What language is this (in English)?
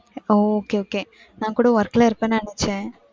Tamil